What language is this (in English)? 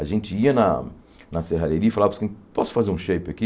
Portuguese